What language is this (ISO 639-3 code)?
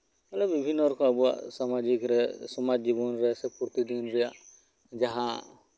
sat